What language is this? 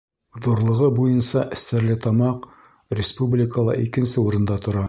Bashkir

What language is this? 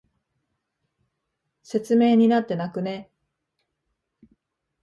Japanese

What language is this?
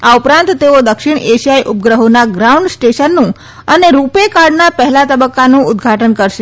Gujarati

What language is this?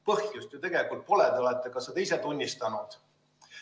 Estonian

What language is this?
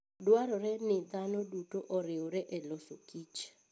Luo (Kenya and Tanzania)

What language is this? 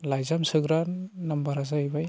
Bodo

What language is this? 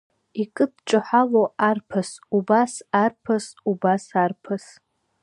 Abkhazian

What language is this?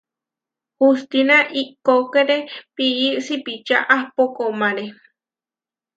Huarijio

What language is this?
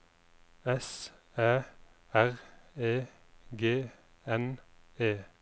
Norwegian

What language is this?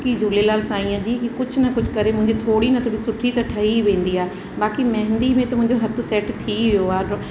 Sindhi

